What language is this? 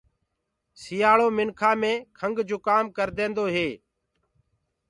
Gurgula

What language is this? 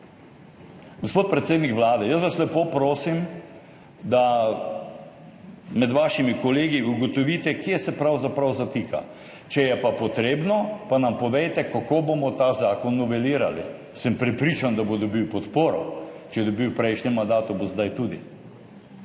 Slovenian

